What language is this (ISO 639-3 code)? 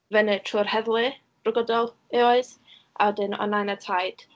cym